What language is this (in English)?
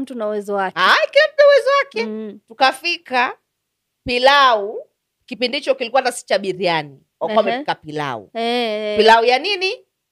Swahili